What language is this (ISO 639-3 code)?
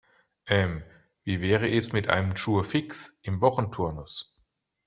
deu